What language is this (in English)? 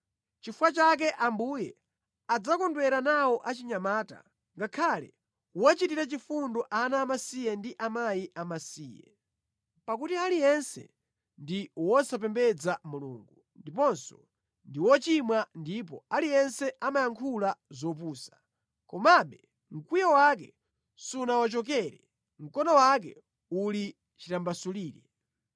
Nyanja